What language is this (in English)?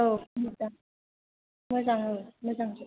Bodo